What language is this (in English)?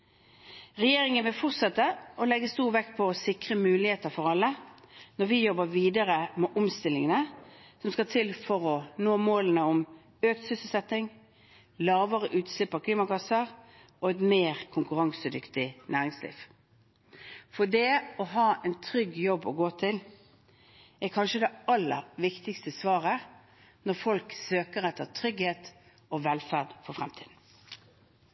Norwegian Bokmål